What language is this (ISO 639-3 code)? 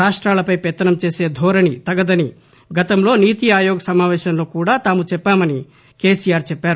tel